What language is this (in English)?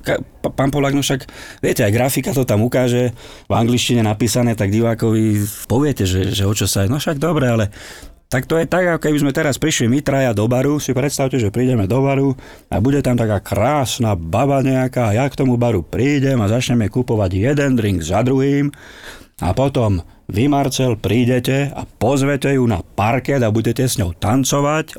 Slovak